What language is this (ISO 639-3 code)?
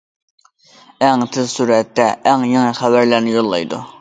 uig